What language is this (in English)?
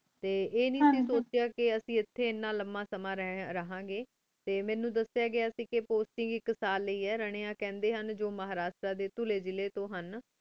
Punjabi